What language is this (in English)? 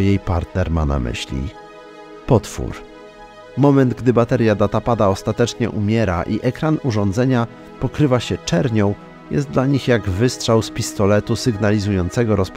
Polish